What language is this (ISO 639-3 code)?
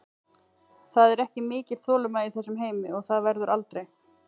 isl